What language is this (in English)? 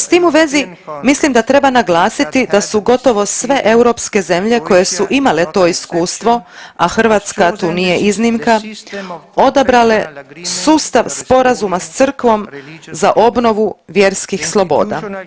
Croatian